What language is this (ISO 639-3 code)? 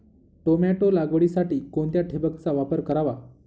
mar